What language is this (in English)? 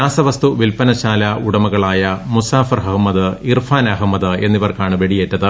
Malayalam